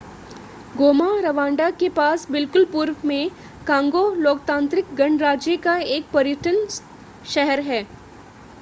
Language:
Hindi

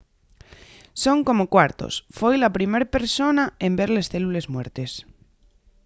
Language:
Asturian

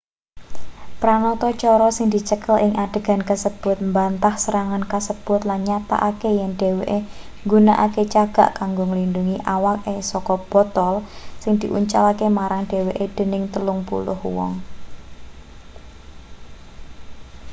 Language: Javanese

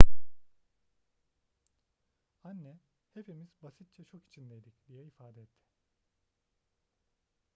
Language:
Turkish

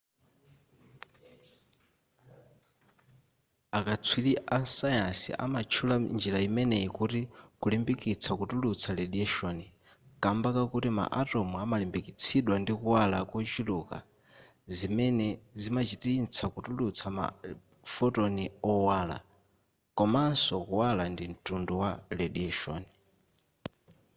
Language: Nyanja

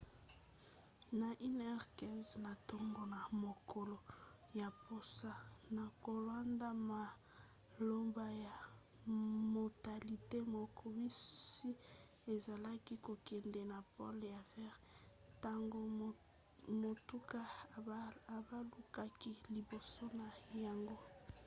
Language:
Lingala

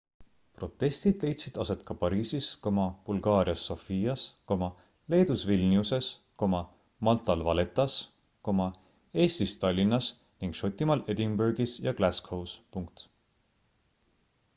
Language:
Estonian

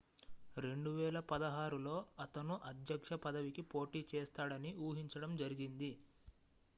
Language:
Telugu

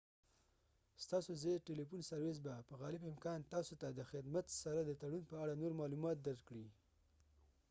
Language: Pashto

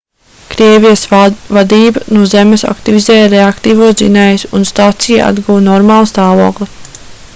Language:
Latvian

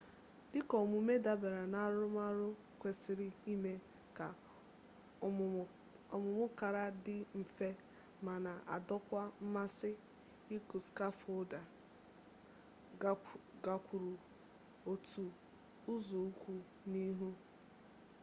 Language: Igbo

